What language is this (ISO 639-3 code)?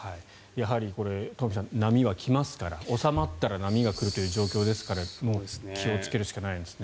jpn